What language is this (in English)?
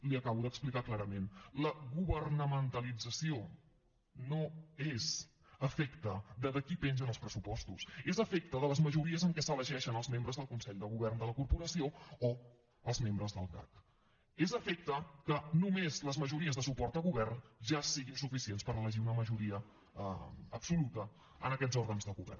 Catalan